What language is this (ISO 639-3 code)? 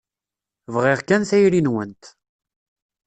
kab